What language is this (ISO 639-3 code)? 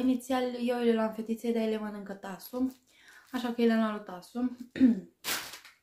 ron